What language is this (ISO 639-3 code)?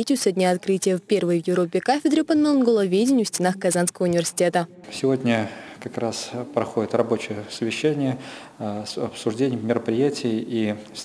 rus